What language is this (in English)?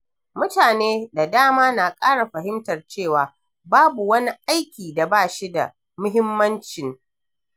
Hausa